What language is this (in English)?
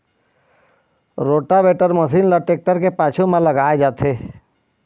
Chhattisgarhi